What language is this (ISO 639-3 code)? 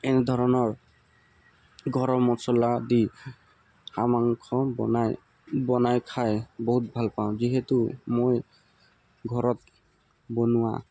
asm